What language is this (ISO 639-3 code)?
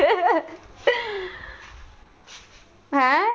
pan